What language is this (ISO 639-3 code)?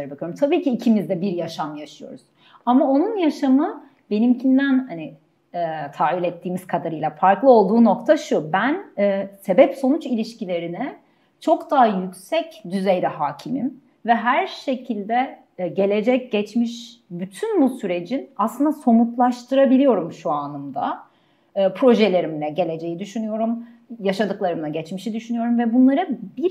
tur